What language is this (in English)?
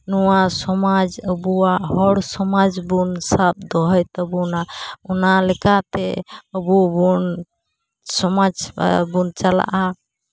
Santali